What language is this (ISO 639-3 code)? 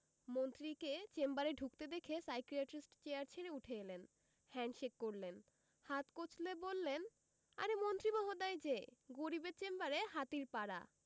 ben